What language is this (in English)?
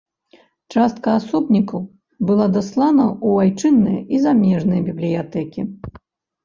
Belarusian